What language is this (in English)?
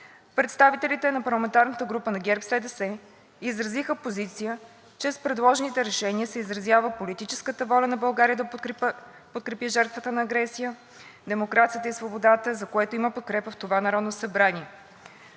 Bulgarian